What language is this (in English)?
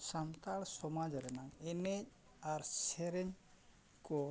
Santali